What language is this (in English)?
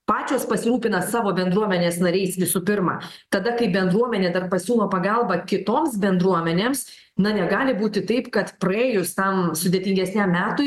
Lithuanian